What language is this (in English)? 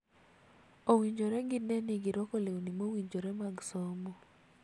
Luo (Kenya and Tanzania)